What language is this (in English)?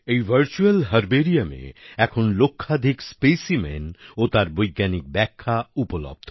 Bangla